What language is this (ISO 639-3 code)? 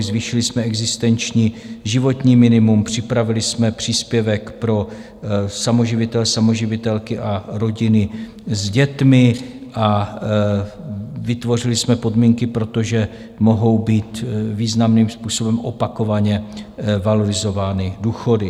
ces